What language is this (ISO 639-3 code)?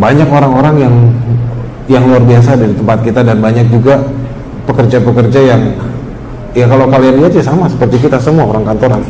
ind